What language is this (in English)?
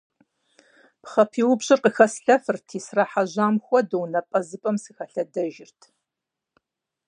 Kabardian